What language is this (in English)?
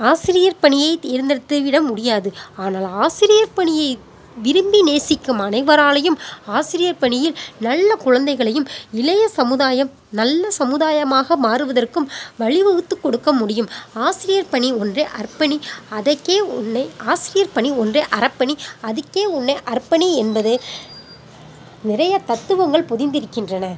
Tamil